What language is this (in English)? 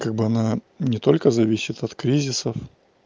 Russian